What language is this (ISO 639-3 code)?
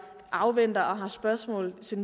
dan